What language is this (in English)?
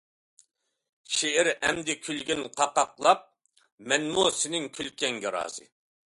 Uyghur